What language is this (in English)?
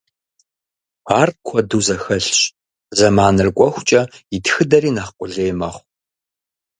Kabardian